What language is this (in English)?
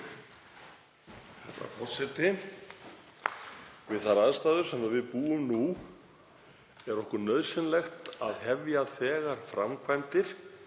Icelandic